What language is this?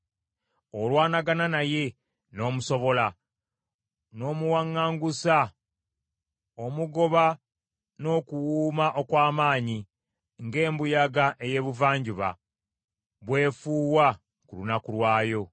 Ganda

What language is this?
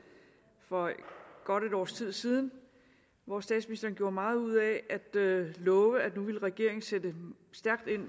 Danish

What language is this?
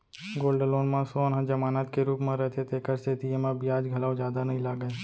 Chhattisgarhi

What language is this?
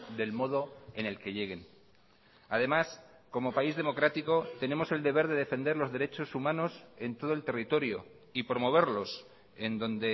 Spanish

